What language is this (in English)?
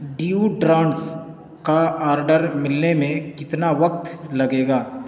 Urdu